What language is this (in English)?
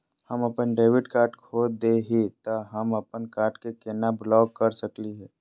Magahi